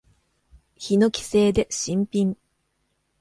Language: Japanese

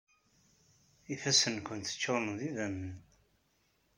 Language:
Kabyle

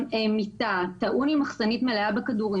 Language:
Hebrew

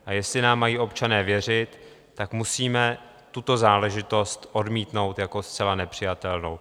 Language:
Czech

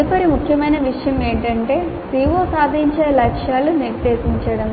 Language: Telugu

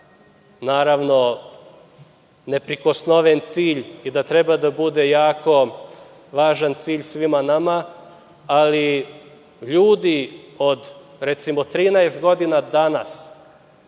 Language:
Serbian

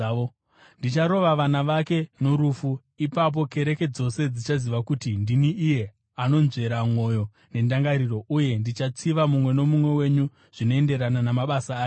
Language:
Shona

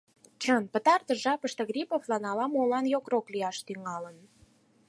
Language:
Mari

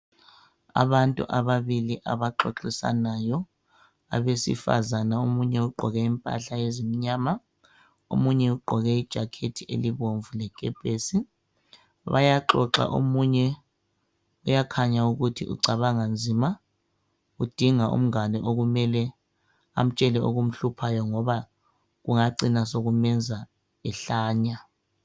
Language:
North Ndebele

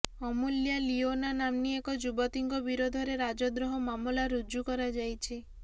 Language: Odia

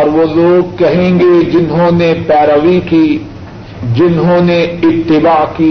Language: Urdu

